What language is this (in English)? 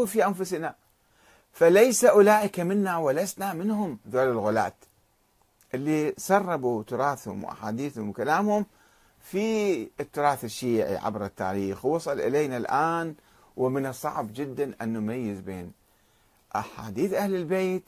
Arabic